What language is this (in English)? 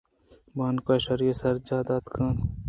Eastern Balochi